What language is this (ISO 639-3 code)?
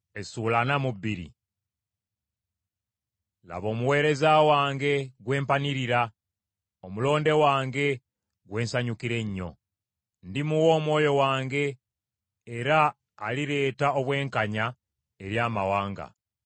lug